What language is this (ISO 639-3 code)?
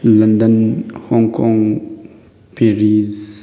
mni